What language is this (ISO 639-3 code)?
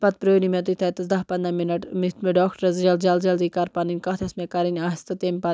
kas